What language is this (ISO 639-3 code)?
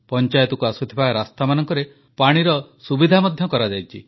ori